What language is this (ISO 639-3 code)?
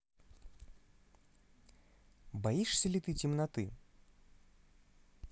rus